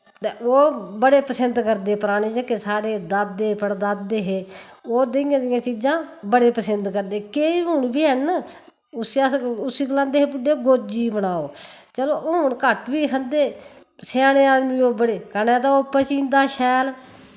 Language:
Dogri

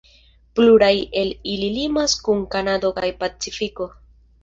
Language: Esperanto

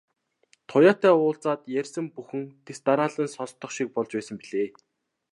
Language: Mongolian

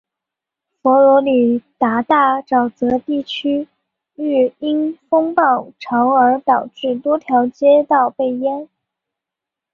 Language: Chinese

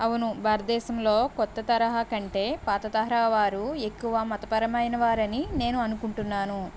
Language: Telugu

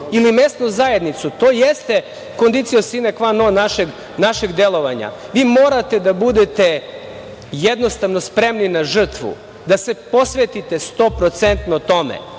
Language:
Serbian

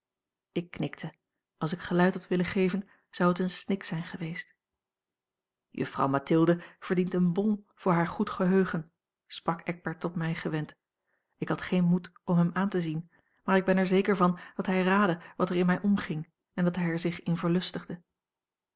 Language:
Dutch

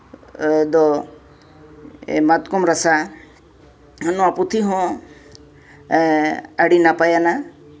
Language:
Santali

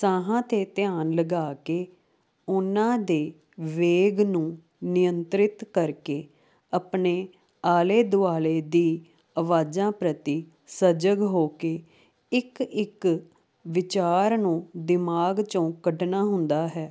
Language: Punjabi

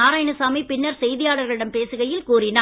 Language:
Tamil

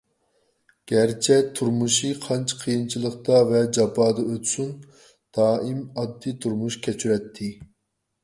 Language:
Uyghur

